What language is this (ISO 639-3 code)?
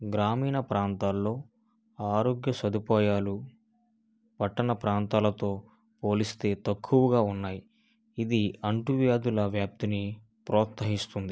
tel